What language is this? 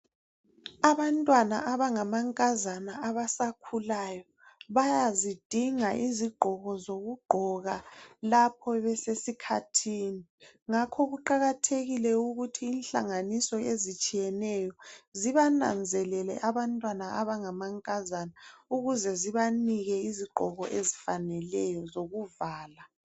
North Ndebele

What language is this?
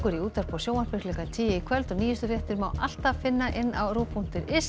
Icelandic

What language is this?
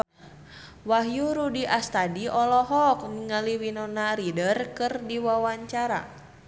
Sundanese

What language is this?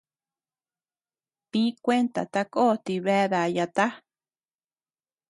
Tepeuxila Cuicatec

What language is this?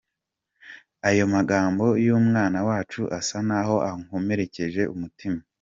Kinyarwanda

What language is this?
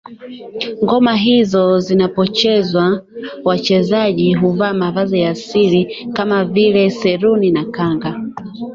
Swahili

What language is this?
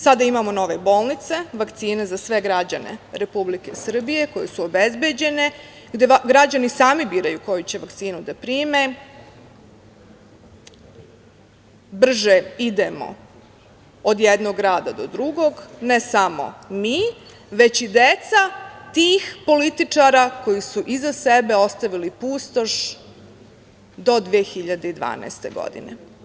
Serbian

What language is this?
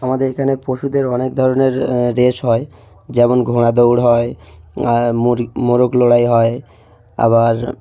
Bangla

